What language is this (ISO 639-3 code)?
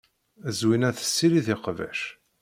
kab